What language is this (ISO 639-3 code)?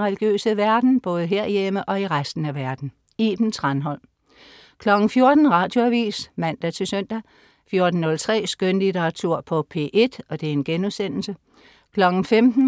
dan